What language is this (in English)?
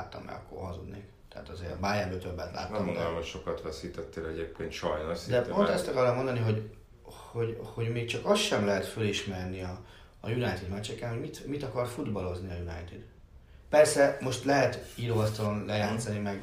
Hungarian